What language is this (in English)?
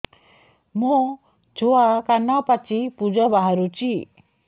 Odia